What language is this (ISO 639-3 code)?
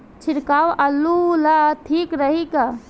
bho